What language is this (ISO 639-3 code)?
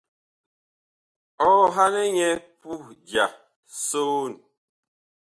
bkh